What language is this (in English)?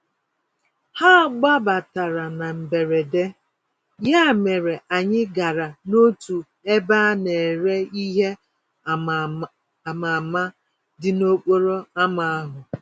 Igbo